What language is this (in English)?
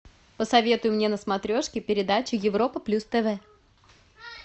Russian